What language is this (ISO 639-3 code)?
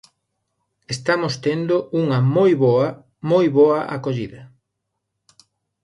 glg